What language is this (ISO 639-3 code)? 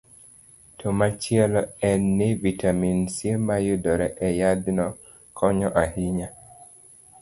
luo